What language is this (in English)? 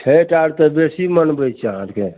Maithili